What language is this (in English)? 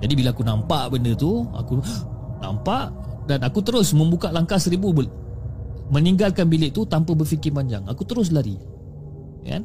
Malay